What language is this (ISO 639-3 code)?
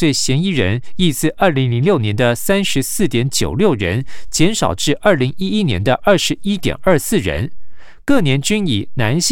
zho